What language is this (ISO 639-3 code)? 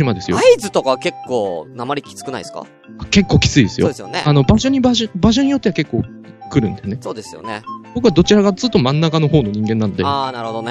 jpn